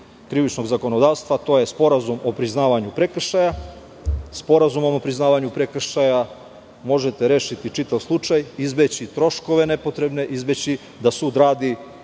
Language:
Serbian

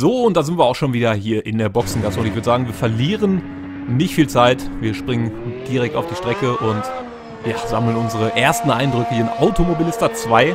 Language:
German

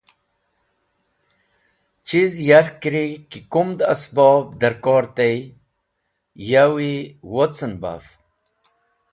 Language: Wakhi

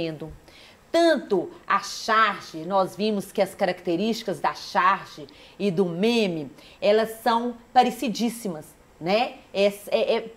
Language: Portuguese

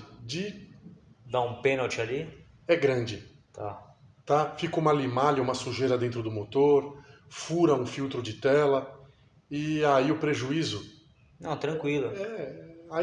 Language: Portuguese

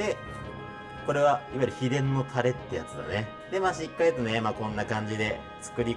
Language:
Japanese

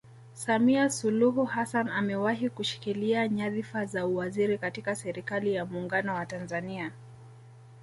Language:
Swahili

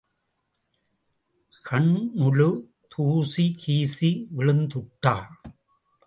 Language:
Tamil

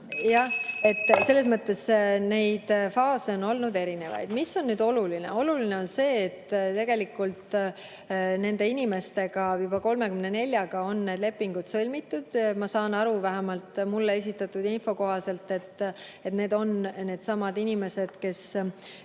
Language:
Estonian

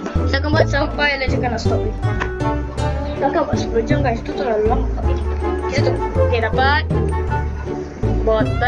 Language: Malay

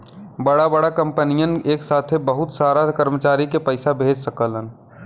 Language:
Bhojpuri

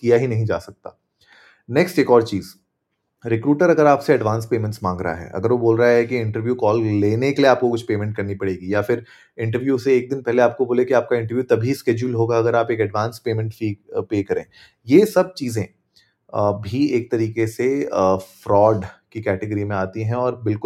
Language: Hindi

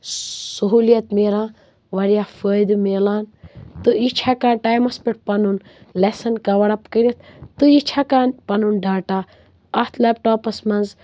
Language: Kashmiri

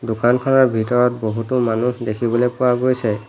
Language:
Assamese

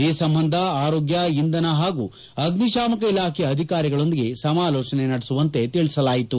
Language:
Kannada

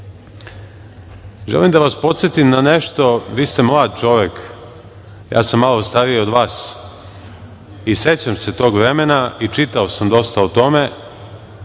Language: Serbian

